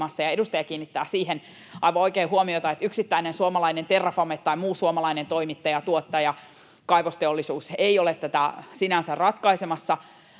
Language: Finnish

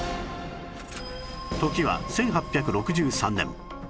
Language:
Japanese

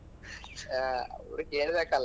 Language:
Kannada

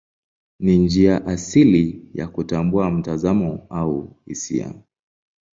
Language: Swahili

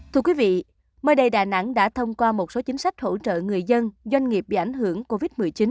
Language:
Vietnamese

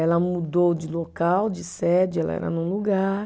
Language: Portuguese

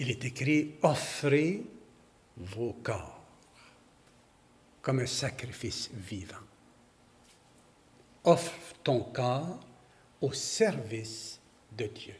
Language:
French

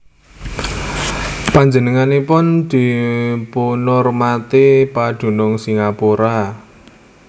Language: Javanese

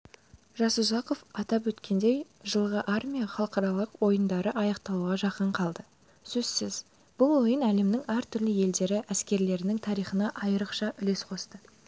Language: Kazakh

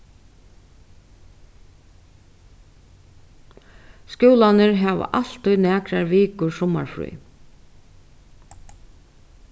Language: Faroese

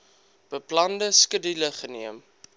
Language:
Afrikaans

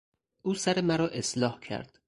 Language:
Persian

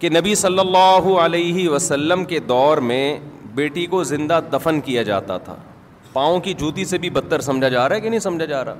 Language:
Urdu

